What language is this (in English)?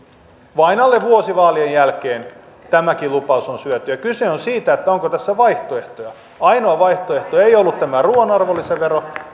Finnish